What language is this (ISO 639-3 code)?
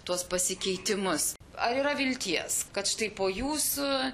lit